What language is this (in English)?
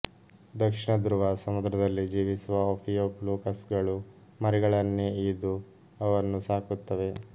Kannada